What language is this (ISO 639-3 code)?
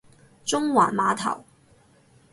yue